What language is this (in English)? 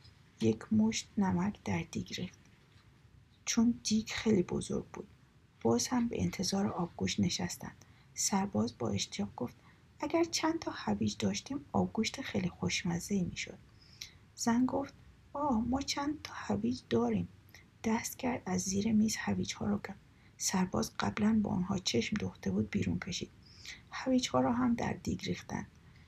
Persian